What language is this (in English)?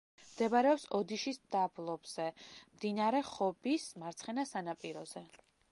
Georgian